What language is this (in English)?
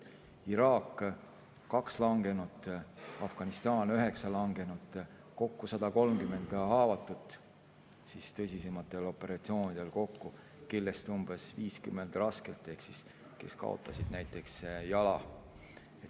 Estonian